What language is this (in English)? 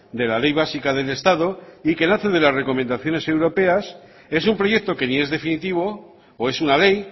Spanish